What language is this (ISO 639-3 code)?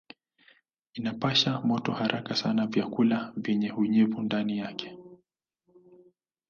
swa